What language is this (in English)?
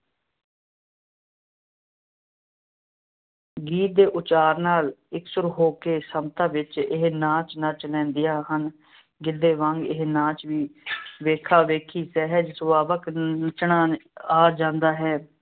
Punjabi